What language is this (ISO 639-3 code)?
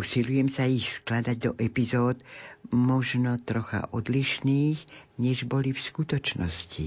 slk